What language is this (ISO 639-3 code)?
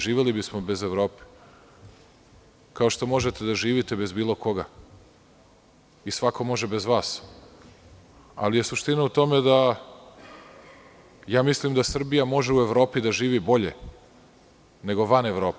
srp